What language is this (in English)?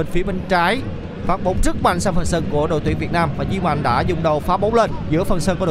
Vietnamese